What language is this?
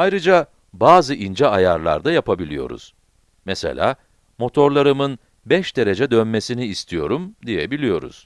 Turkish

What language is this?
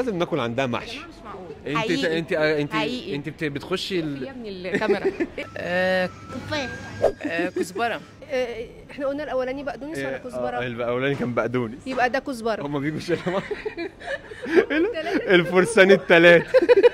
Arabic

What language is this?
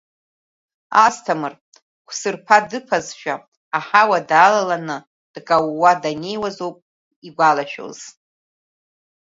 Abkhazian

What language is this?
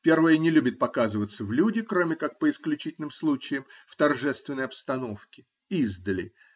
Russian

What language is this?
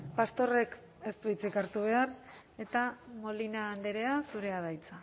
Basque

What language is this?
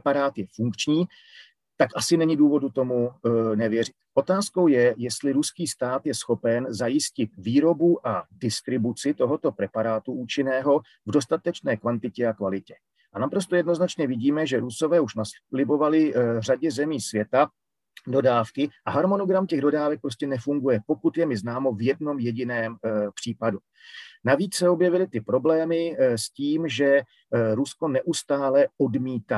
Czech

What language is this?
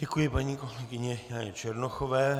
Czech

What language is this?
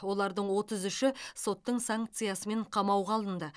Kazakh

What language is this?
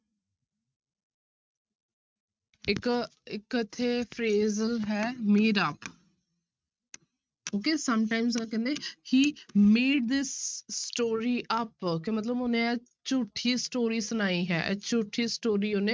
Punjabi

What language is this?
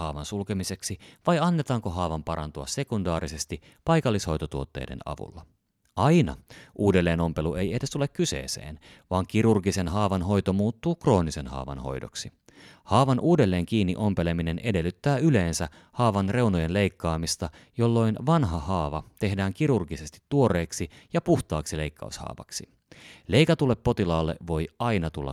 Finnish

